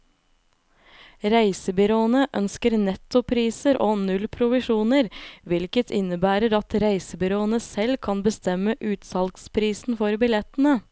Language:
Norwegian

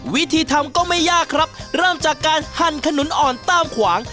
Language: Thai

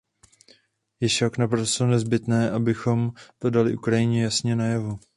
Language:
Czech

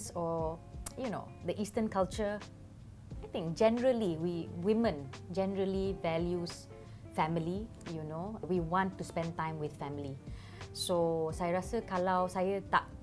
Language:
Malay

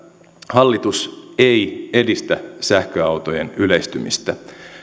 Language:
Finnish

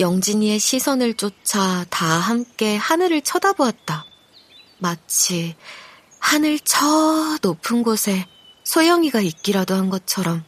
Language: Korean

